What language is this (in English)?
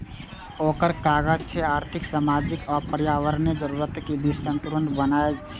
Maithili